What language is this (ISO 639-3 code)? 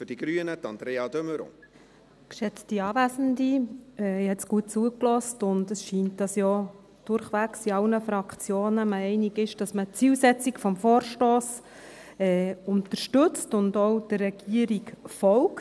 gsw